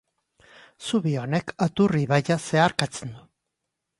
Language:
Basque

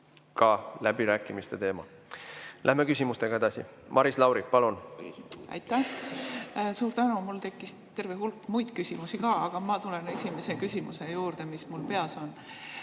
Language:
Estonian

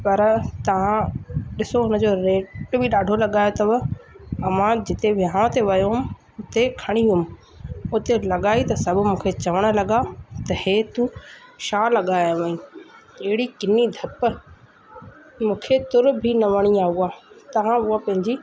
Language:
Sindhi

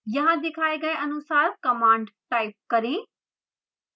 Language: Hindi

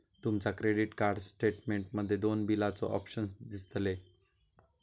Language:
Marathi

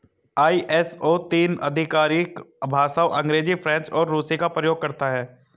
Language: Hindi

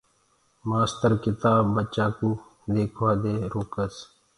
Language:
Gurgula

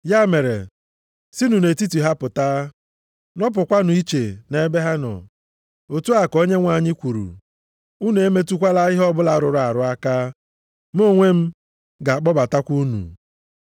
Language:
Igbo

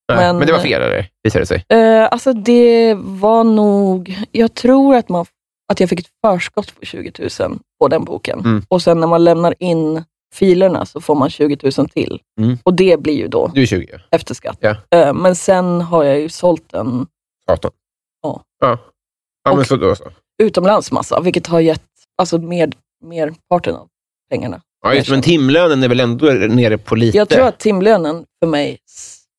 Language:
Swedish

